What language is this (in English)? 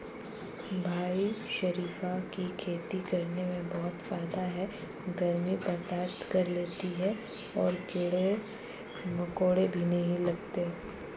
Hindi